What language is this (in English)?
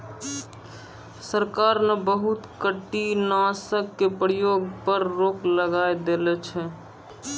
Maithili